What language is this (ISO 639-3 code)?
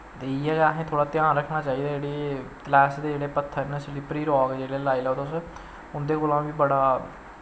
doi